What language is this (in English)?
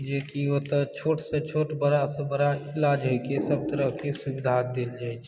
Maithili